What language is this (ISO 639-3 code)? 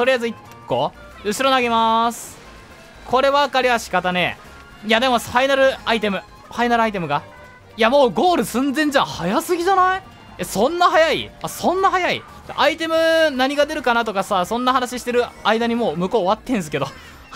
jpn